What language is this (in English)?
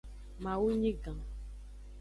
Aja (Benin)